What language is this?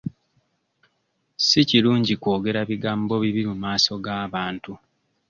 Ganda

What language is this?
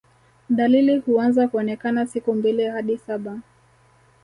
Swahili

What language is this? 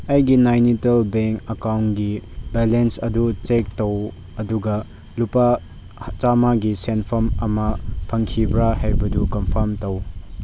Manipuri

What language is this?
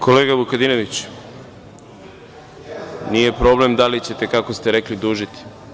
Serbian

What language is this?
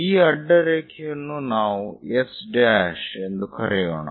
Kannada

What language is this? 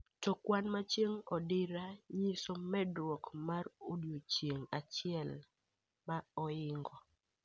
Luo (Kenya and Tanzania)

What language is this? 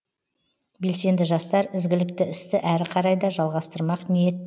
Kazakh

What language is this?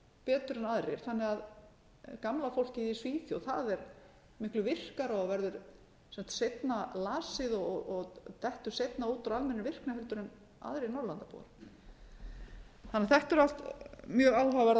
Icelandic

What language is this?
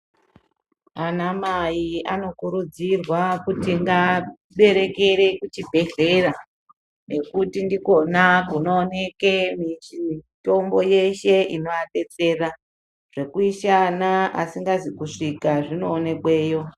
Ndau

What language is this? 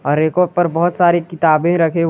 Hindi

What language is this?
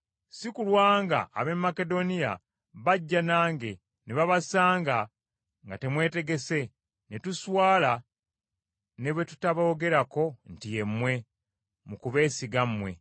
Ganda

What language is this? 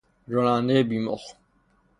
Persian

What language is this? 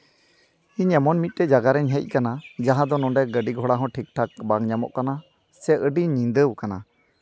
Santali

